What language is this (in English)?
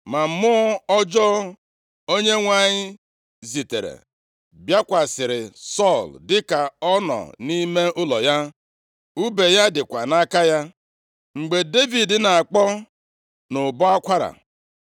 Igbo